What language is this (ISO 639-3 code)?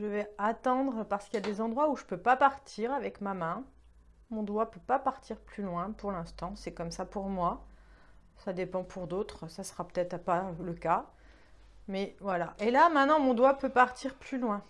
fra